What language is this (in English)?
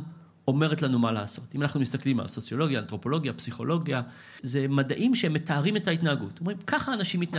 Hebrew